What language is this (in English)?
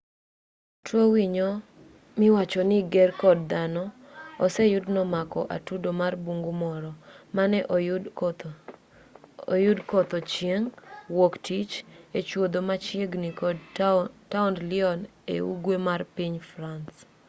Luo (Kenya and Tanzania)